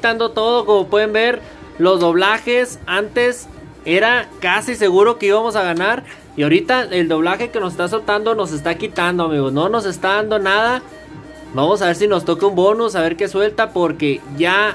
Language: Spanish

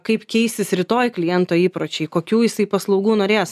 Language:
Lithuanian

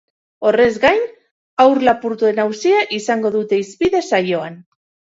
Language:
Basque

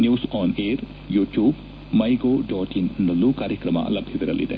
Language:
Kannada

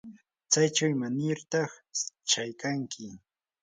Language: Yanahuanca Pasco Quechua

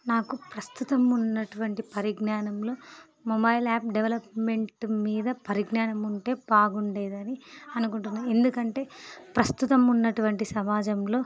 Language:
Telugu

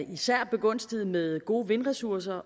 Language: Danish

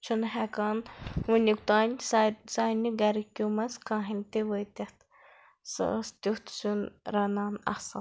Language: Kashmiri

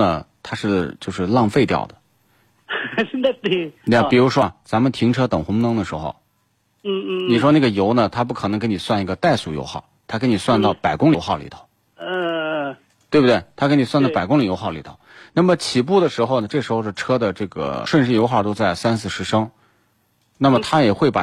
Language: Chinese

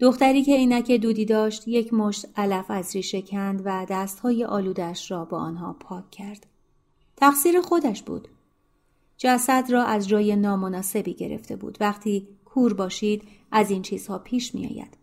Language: Persian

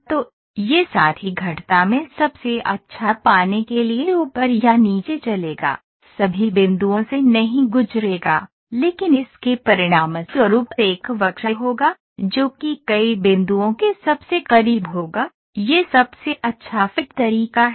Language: Hindi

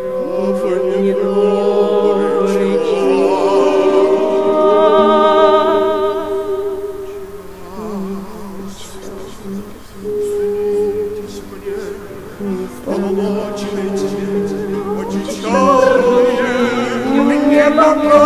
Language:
Greek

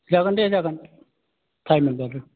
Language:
Bodo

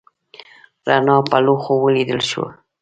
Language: Pashto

